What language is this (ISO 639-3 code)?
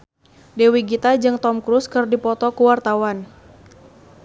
sun